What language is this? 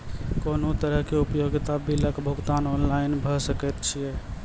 Maithili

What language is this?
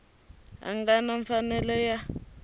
Tsonga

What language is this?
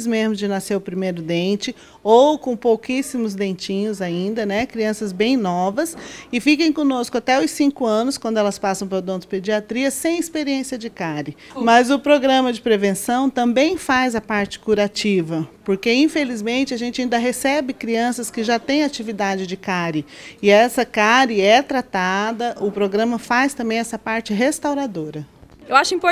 Portuguese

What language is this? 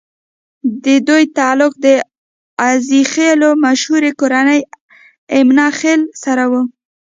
Pashto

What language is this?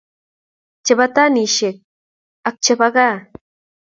Kalenjin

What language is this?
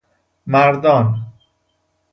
Persian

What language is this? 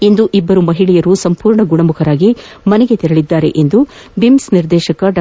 Kannada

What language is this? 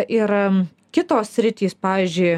Lithuanian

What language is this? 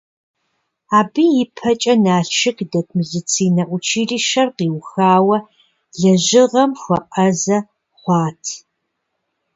Kabardian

